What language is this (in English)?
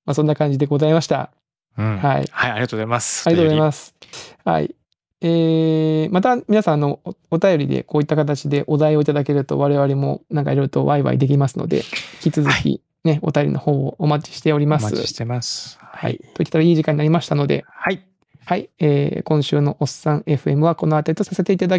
Japanese